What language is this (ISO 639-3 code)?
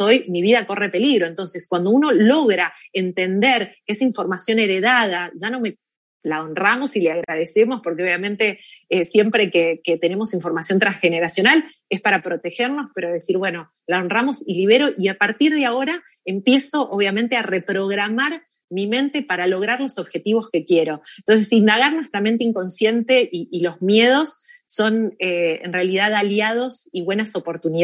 spa